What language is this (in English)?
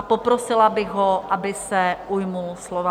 Czech